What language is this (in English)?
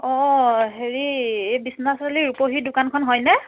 Assamese